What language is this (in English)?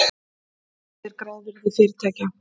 Icelandic